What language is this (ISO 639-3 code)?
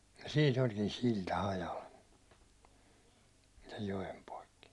fin